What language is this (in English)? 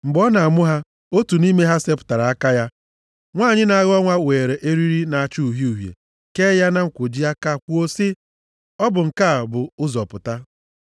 Igbo